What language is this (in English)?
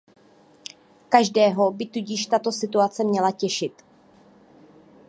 Czech